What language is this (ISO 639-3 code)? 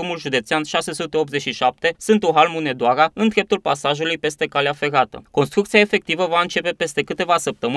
ron